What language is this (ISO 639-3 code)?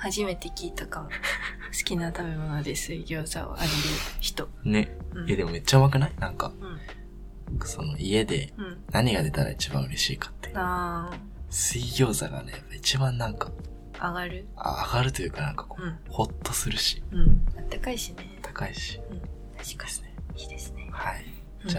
jpn